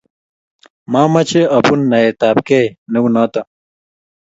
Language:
Kalenjin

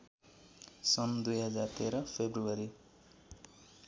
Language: Nepali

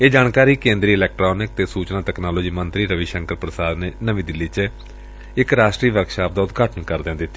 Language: Punjabi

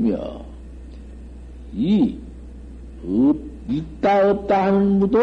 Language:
Korean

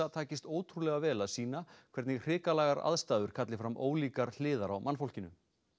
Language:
Icelandic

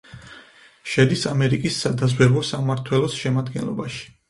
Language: Georgian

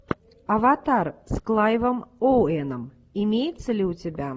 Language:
Russian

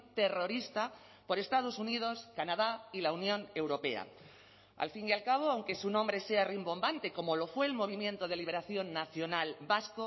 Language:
Spanish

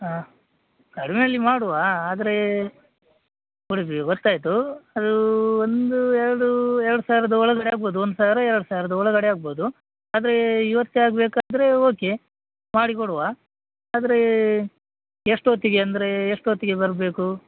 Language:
Kannada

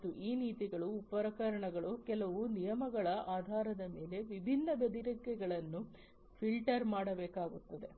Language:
Kannada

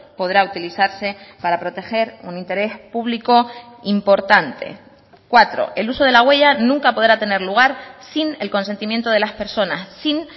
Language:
Spanish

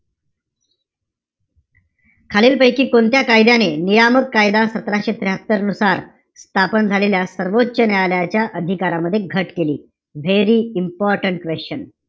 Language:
Marathi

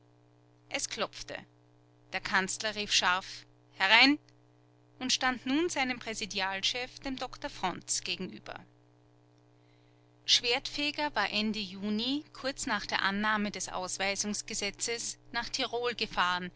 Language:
German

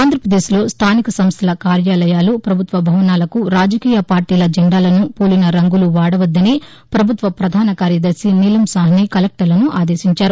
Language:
Telugu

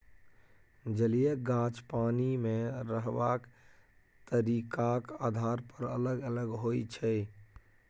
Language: Maithili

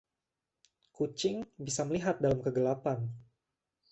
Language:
Indonesian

